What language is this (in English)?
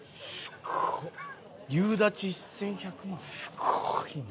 Japanese